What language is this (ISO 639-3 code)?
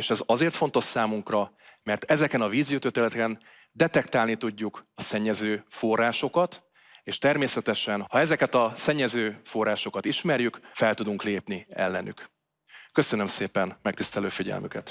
hun